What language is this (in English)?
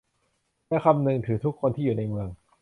Thai